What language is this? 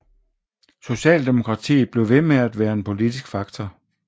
Danish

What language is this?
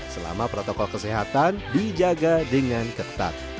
Indonesian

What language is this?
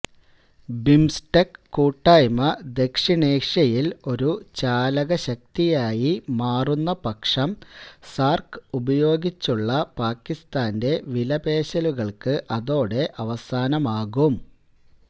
Malayalam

